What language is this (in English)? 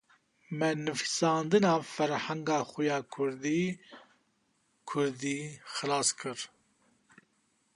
Kurdish